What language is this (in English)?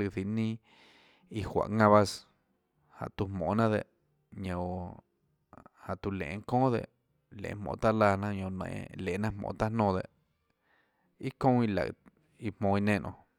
Tlacoatzintepec Chinantec